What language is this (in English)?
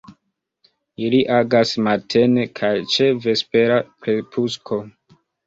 Esperanto